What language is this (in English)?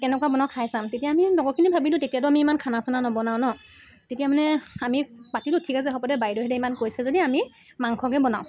Assamese